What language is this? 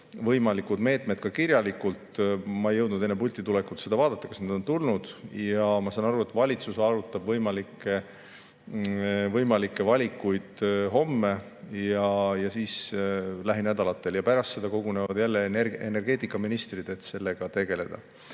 Estonian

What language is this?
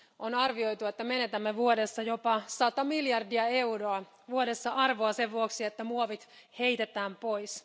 Finnish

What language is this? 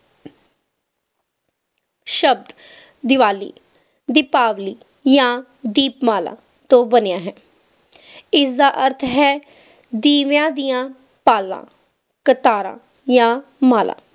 Punjabi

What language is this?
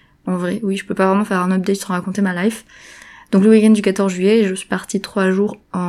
French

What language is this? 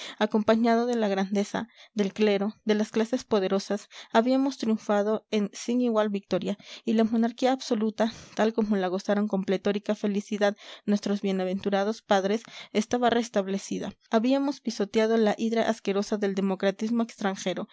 Spanish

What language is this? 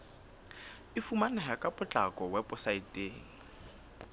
Southern Sotho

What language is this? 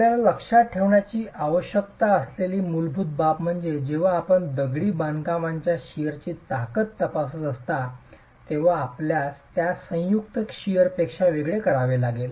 Marathi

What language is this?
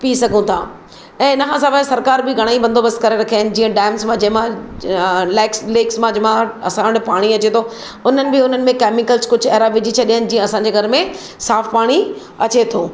Sindhi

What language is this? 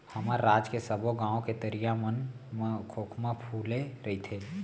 Chhattisgarhi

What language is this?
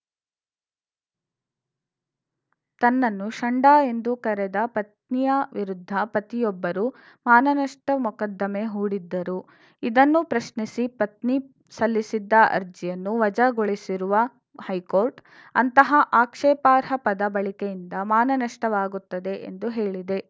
Kannada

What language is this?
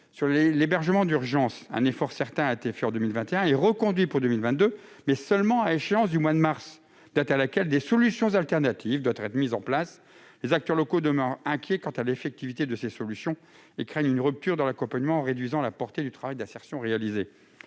French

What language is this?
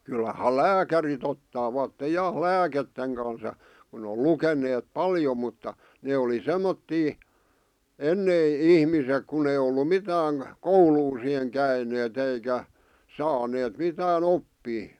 Finnish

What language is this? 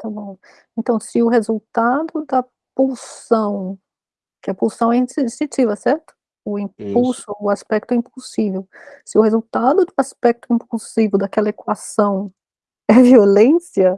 Portuguese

